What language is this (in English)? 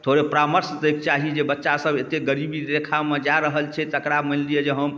Maithili